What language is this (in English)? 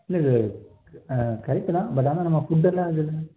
Tamil